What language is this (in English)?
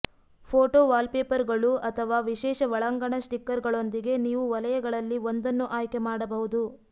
Kannada